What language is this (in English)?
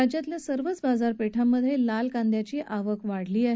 Marathi